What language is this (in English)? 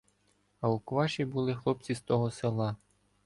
Ukrainian